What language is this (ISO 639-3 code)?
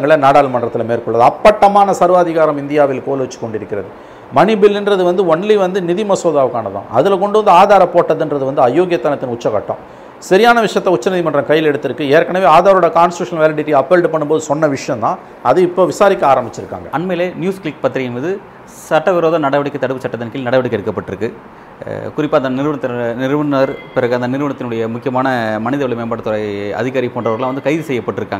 tam